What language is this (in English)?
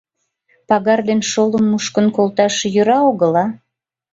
Mari